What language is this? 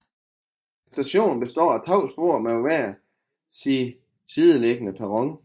Danish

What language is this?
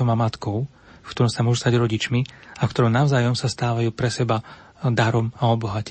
Slovak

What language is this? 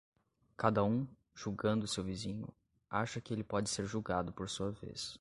Portuguese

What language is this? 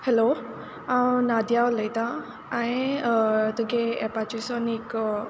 Konkani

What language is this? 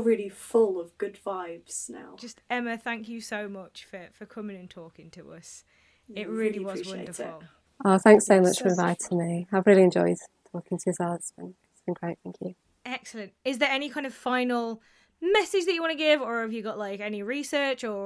English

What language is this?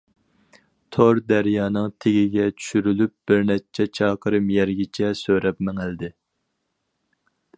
Uyghur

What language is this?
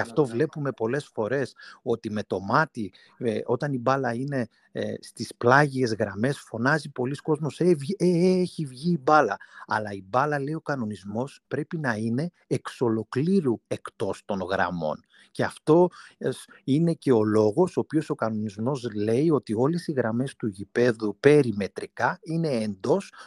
Greek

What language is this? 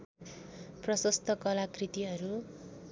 Nepali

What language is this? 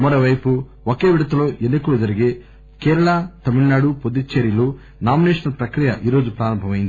Telugu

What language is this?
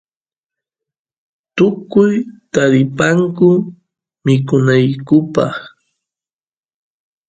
Santiago del Estero Quichua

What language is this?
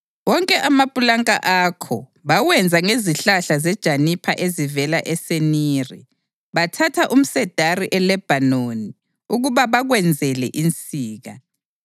North Ndebele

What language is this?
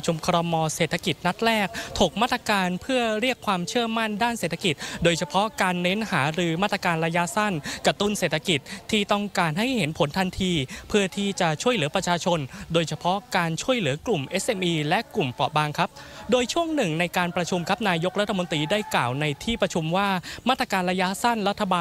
Thai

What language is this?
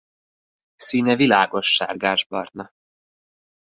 Hungarian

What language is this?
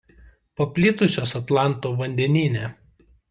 Lithuanian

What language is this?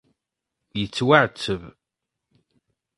Kabyle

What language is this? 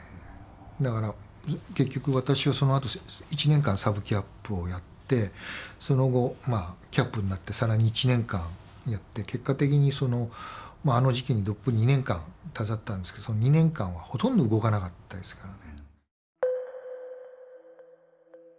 Japanese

